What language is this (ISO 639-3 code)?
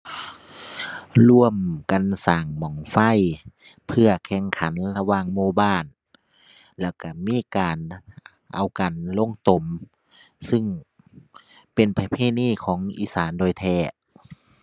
tha